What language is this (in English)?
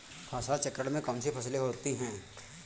Hindi